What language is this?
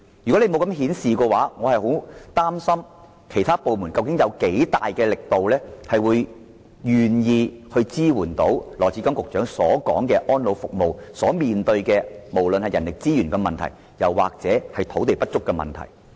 Cantonese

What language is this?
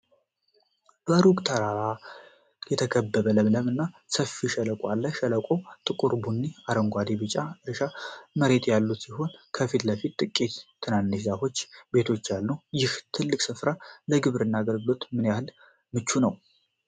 Amharic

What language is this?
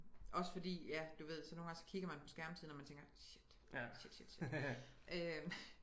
Danish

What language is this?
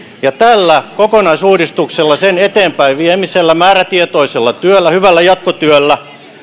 Finnish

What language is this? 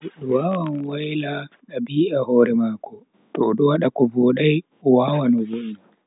Bagirmi Fulfulde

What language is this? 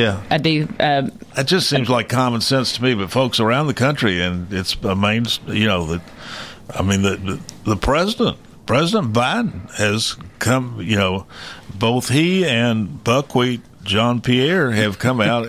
English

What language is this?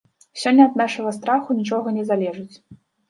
Belarusian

